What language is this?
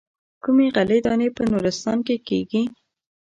Pashto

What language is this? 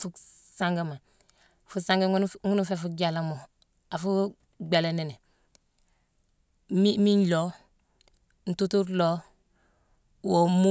Mansoanka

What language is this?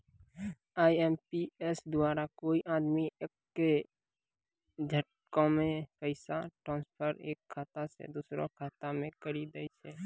Maithili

